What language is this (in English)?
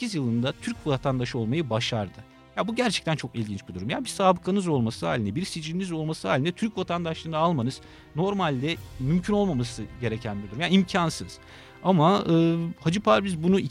Turkish